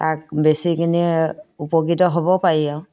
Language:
Assamese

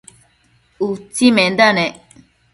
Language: Matsés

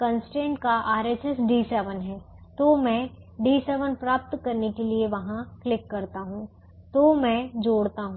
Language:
Hindi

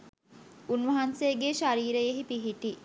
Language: Sinhala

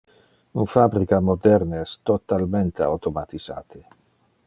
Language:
Interlingua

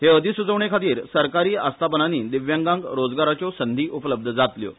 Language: Konkani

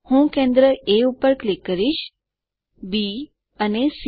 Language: Gujarati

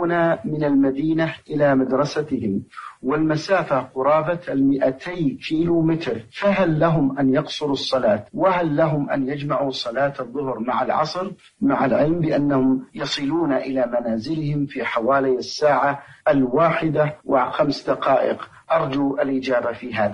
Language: Arabic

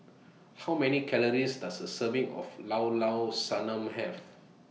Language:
English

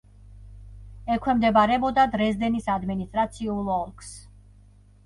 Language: Georgian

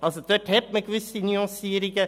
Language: Swiss German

